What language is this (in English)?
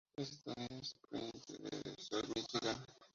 Spanish